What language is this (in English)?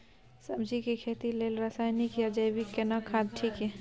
Maithili